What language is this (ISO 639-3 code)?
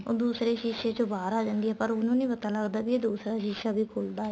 pan